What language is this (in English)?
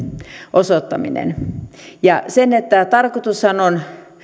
Finnish